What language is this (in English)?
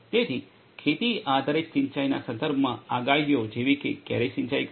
Gujarati